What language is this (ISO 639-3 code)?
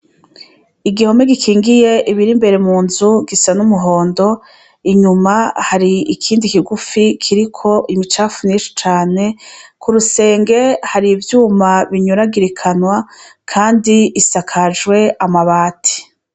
run